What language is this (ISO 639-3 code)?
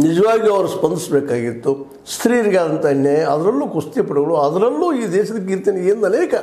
kan